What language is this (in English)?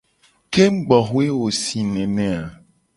Gen